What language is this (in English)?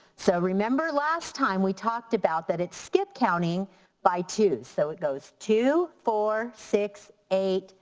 English